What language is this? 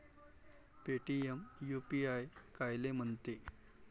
Marathi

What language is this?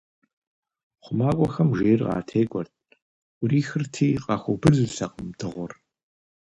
Kabardian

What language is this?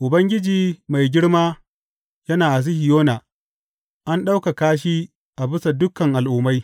Hausa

